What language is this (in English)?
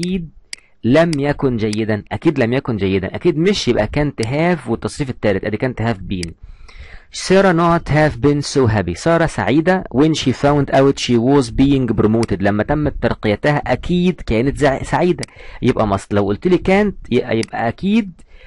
Arabic